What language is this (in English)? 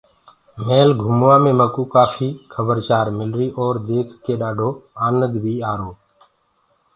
Gurgula